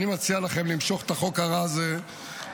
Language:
Hebrew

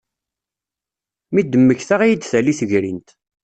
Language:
Kabyle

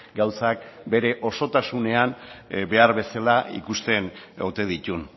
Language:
Basque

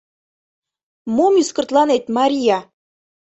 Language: Mari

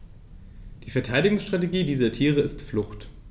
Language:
German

